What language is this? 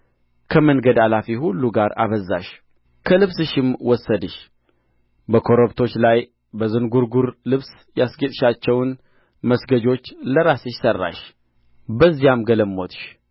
Amharic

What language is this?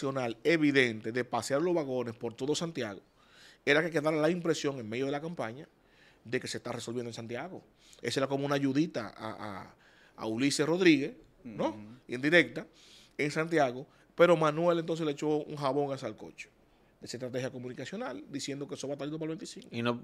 Spanish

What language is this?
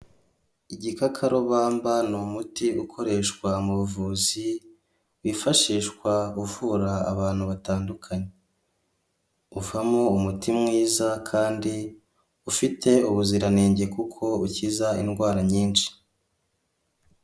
Kinyarwanda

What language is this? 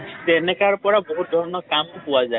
Assamese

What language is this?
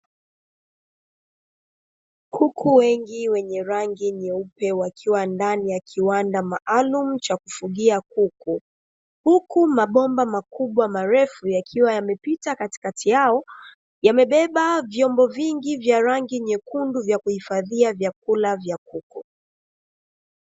Swahili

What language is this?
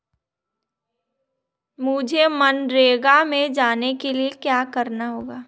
Hindi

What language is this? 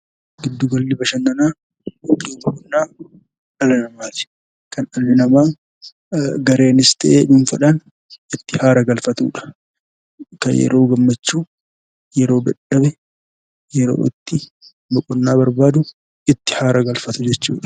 Oromo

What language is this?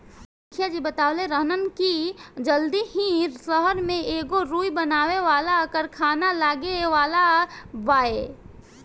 Bhojpuri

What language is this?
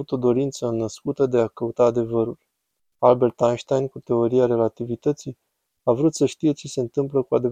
Romanian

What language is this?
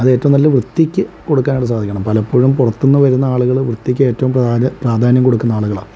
Malayalam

